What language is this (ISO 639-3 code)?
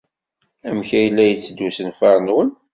kab